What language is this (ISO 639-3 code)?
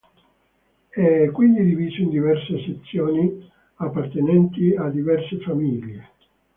ita